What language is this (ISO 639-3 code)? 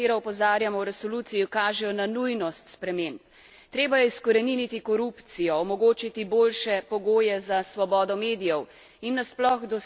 slv